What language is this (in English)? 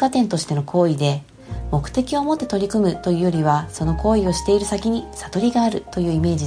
Japanese